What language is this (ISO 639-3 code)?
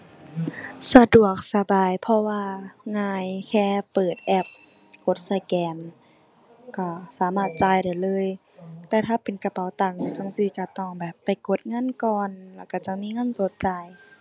tha